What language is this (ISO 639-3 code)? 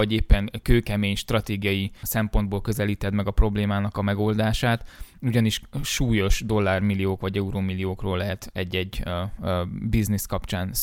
hun